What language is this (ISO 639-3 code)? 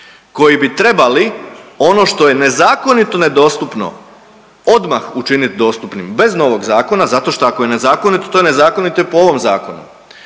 hrv